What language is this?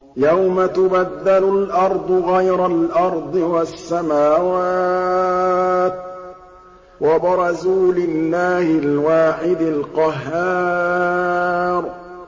Arabic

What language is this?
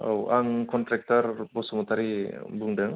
Bodo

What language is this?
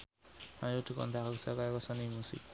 Javanese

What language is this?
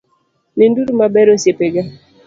Luo (Kenya and Tanzania)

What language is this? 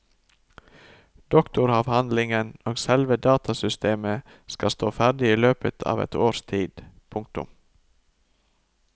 Norwegian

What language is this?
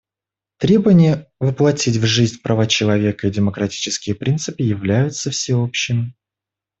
Russian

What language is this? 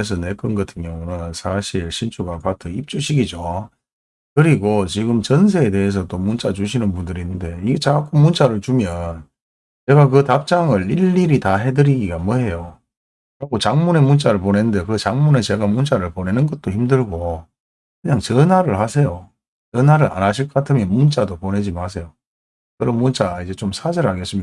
Korean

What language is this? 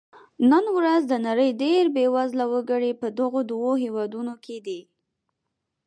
Pashto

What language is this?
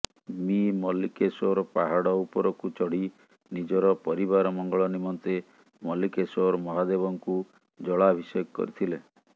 Odia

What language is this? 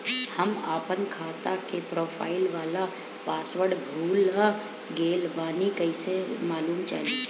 Bhojpuri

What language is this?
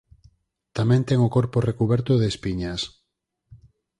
Galician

